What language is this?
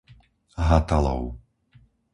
Slovak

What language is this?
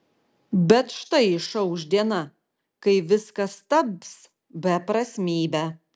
Lithuanian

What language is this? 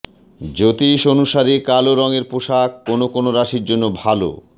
Bangla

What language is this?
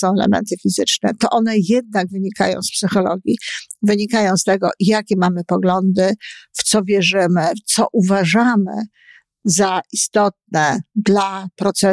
Polish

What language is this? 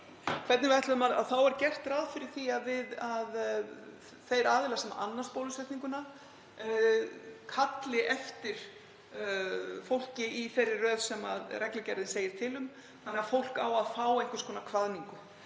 Icelandic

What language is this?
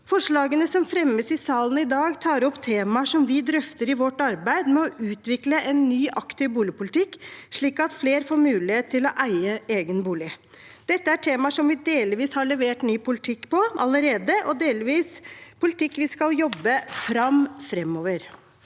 Norwegian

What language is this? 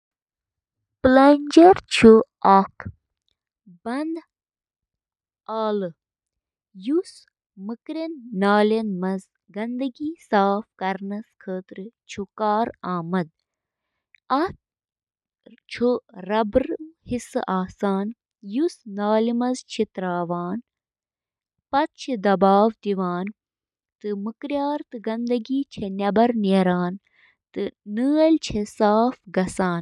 Kashmiri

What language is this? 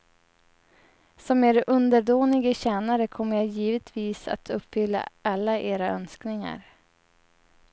Swedish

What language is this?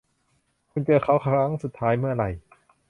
Thai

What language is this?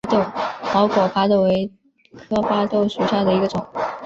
Chinese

